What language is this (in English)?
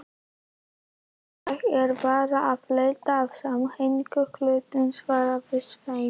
Icelandic